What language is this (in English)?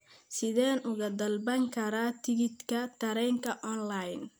Somali